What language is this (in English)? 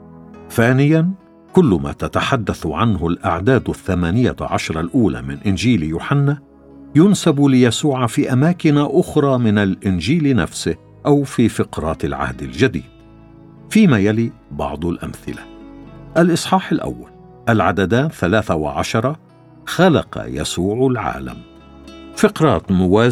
Arabic